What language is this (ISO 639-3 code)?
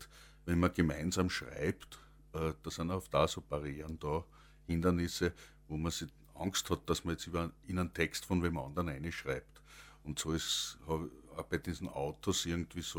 deu